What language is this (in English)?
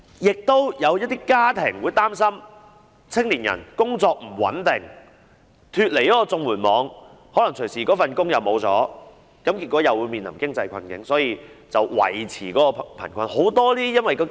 Cantonese